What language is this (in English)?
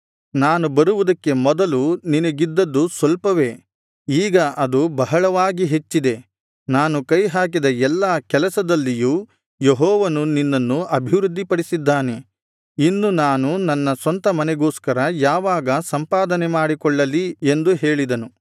Kannada